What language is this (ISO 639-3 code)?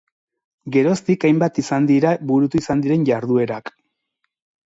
eus